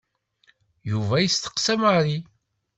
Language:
Kabyle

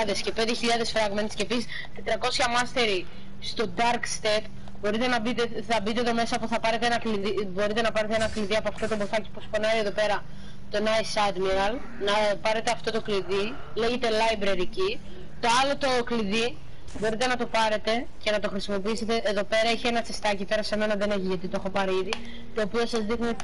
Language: Greek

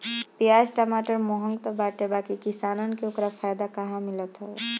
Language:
Bhojpuri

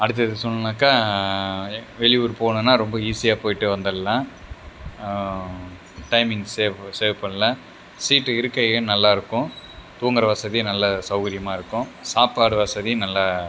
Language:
Tamil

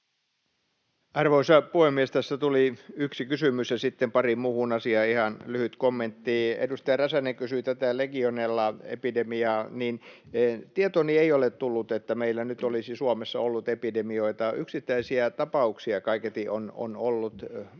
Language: Finnish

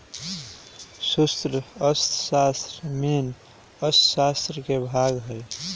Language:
Magahi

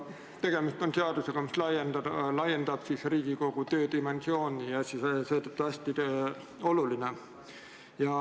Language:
Estonian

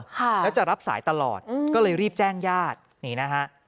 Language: Thai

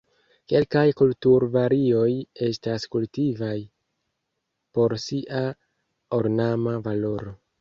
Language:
Esperanto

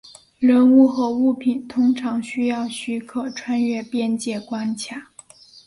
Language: Chinese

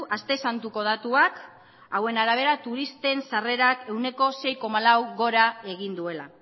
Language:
Basque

